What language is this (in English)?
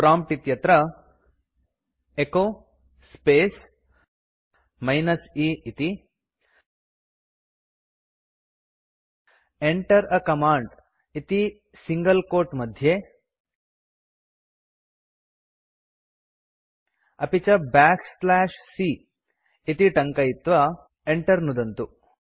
Sanskrit